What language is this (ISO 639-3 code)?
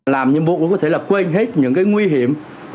vie